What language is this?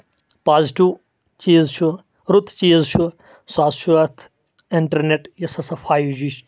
Kashmiri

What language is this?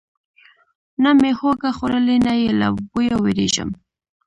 Pashto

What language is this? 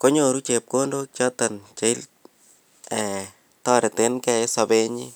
Kalenjin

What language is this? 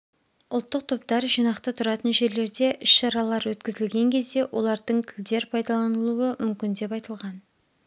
Kazakh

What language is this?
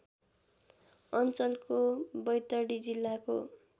Nepali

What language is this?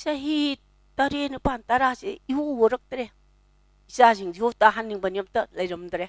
Korean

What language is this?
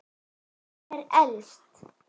Icelandic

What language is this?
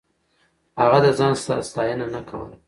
Pashto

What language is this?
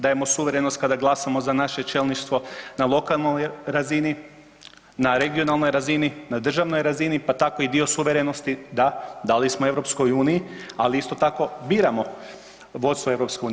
Croatian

